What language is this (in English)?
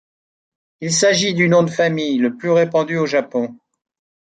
French